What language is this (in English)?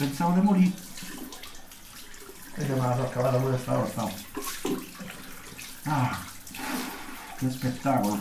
Italian